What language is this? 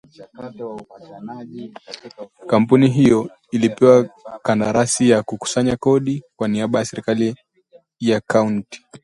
Swahili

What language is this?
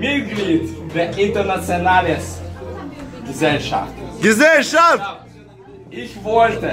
Russian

